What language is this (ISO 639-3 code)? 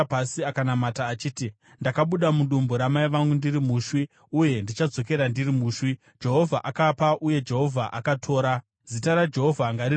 sna